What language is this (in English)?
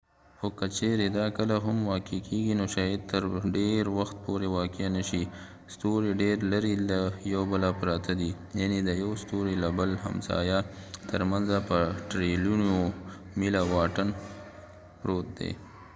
Pashto